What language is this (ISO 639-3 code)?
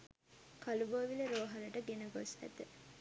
sin